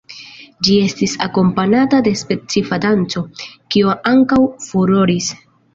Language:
Esperanto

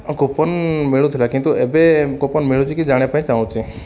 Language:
Odia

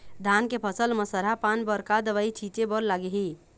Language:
Chhattisgarhi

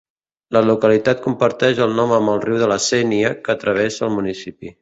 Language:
Catalan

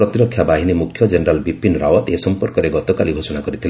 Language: Odia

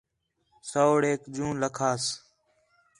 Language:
Khetrani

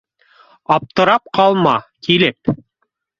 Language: Bashkir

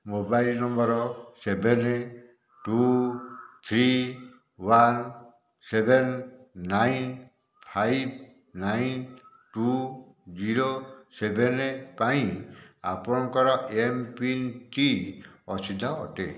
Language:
Odia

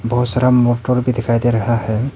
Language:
Hindi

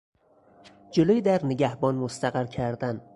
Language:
Persian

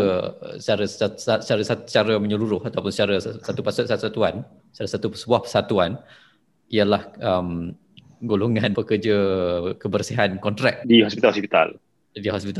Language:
Malay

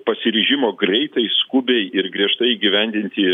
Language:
Lithuanian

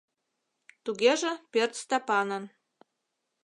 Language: Mari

